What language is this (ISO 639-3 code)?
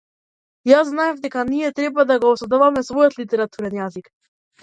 mkd